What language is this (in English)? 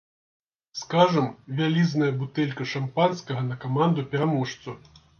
Belarusian